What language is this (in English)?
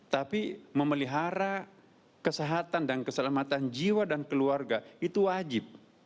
Indonesian